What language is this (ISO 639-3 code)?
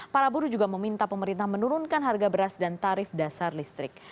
ind